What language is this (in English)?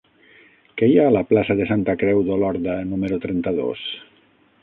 Catalan